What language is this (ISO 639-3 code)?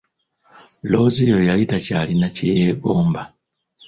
lug